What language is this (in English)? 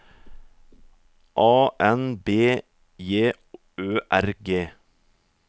Norwegian